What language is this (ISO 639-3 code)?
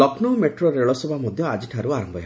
ori